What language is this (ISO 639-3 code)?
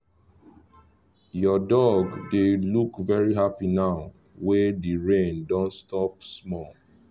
pcm